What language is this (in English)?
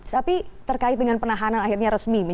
Indonesian